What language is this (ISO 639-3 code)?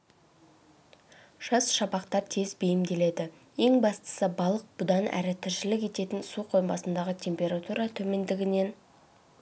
kaz